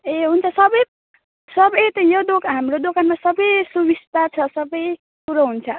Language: Nepali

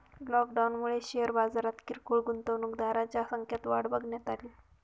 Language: Marathi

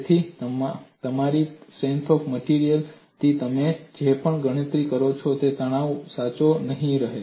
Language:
Gujarati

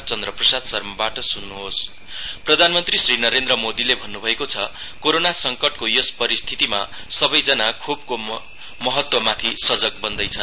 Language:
Nepali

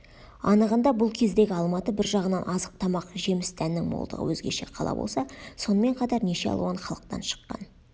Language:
Kazakh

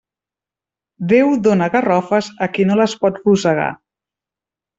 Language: Catalan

